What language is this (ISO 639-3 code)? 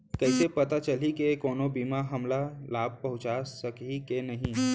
hne